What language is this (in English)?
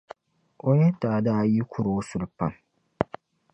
Dagbani